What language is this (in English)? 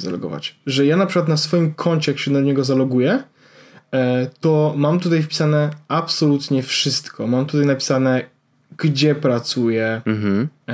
Polish